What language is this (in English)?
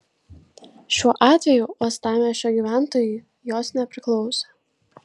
Lithuanian